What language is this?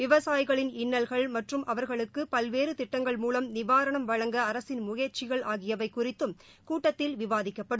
Tamil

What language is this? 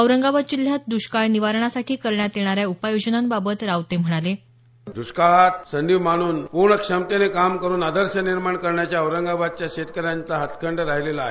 Marathi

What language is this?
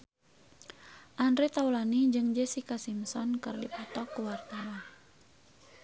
Sundanese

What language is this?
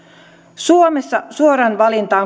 Finnish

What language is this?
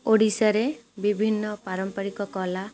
Odia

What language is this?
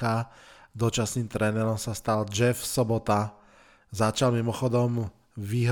Slovak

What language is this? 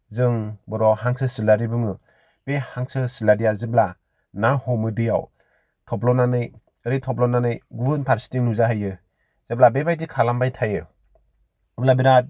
Bodo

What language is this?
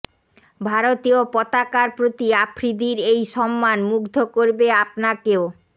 Bangla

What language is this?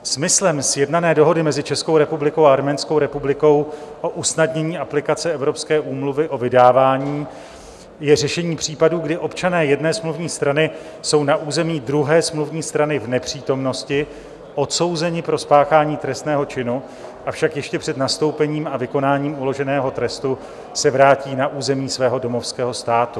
Czech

